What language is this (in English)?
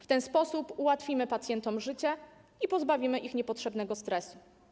Polish